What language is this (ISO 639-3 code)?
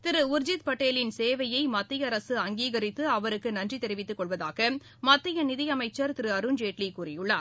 tam